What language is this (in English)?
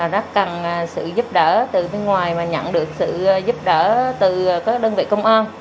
Vietnamese